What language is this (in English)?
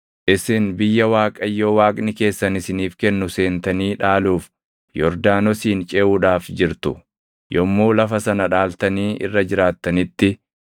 Oromo